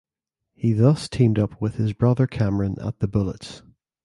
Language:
English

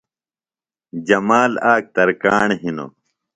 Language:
Phalura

